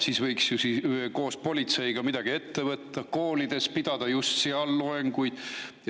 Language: Estonian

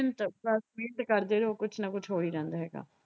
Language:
Punjabi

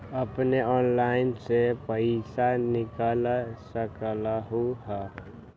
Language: Magahi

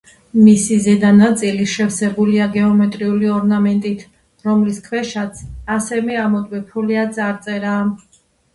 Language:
Georgian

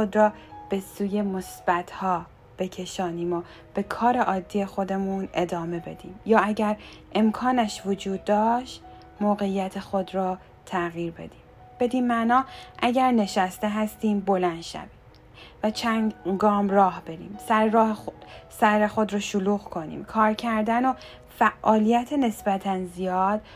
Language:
Persian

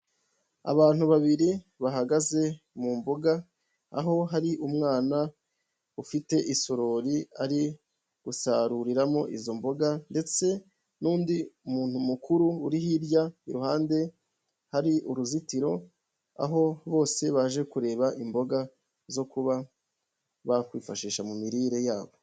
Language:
Kinyarwanda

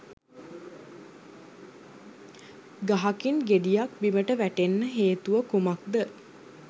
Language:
Sinhala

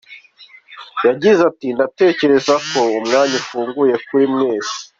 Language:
Kinyarwanda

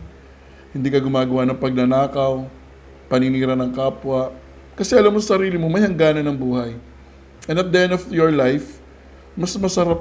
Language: Filipino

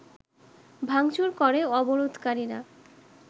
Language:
Bangla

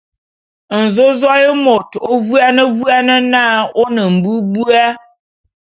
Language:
Bulu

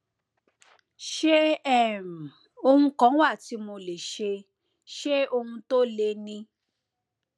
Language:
Yoruba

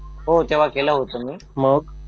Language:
Marathi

